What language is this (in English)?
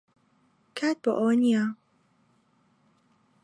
Central Kurdish